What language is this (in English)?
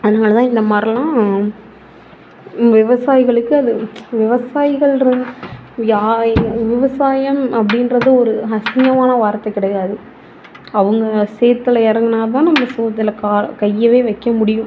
Tamil